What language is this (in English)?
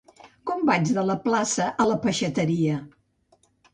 Catalan